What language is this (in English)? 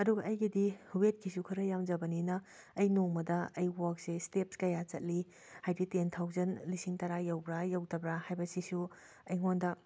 Manipuri